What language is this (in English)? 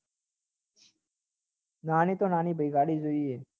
Gujarati